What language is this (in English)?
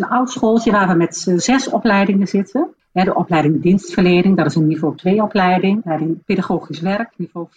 Dutch